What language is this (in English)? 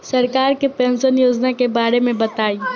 Bhojpuri